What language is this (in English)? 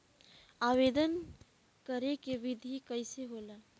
Bhojpuri